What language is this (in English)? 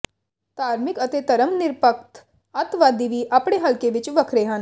Punjabi